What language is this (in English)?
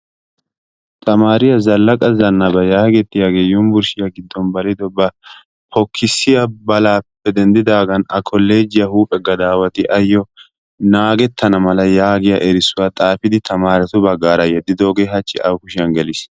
Wolaytta